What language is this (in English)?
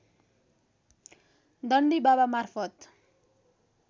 Nepali